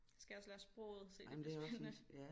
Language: Danish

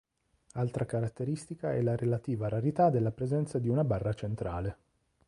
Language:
Italian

